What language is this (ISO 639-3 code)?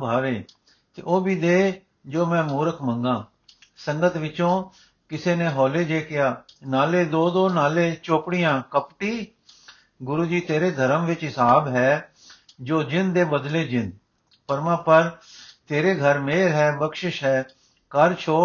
pan